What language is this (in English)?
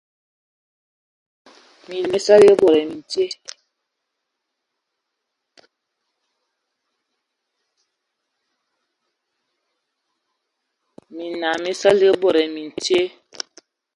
Ewondo